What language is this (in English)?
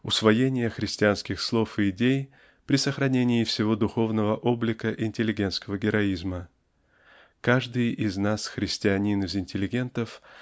Russian